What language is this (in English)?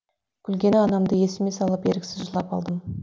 Kazakh